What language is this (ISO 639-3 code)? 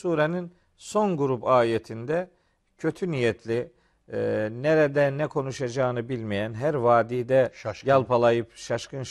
tur